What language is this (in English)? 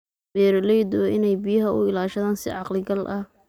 Somali